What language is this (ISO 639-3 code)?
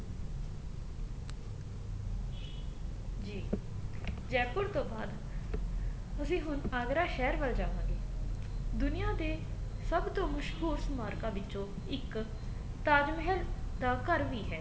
pan